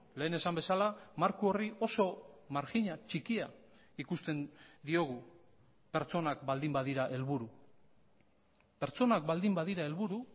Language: Basque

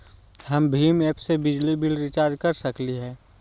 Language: Magahi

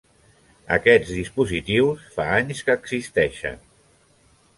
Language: Catalan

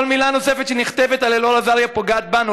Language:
Hebrew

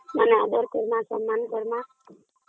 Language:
Odia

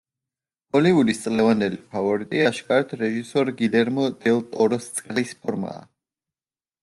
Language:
Georgian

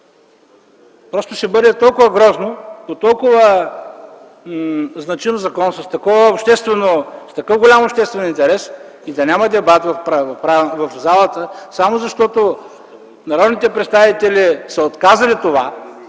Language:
Bulgarian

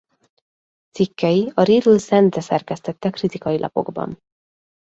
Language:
Hungarian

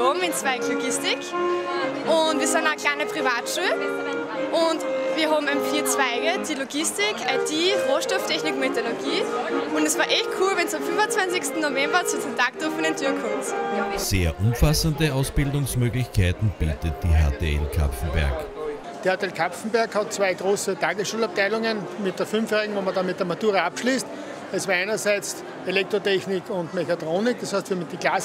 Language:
German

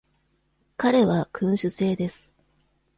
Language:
Japanese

